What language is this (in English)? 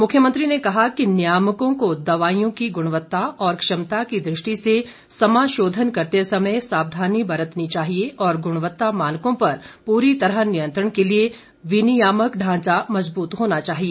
Hindi